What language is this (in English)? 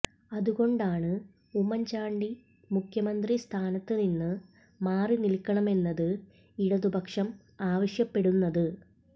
Malayalam